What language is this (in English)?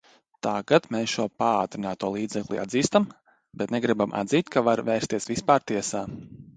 Latvian